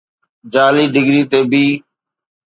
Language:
Sindhi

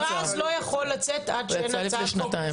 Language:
Hebrew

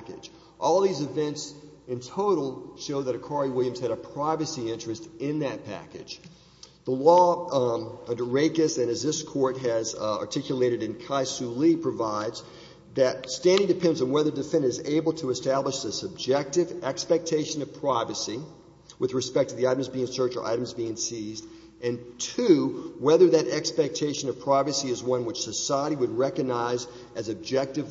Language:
English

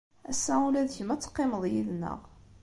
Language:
Kabyle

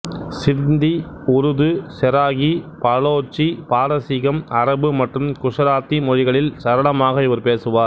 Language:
Tamil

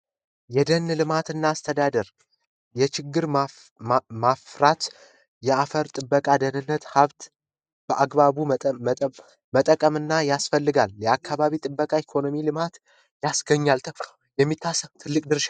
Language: Amharic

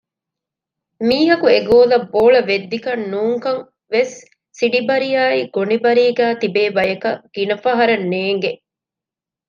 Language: Divehi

